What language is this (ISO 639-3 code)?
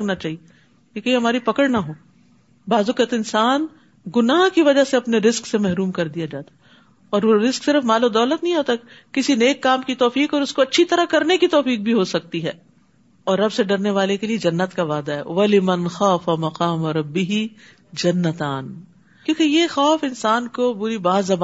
urd